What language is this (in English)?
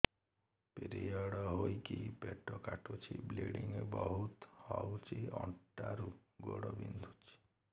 Odia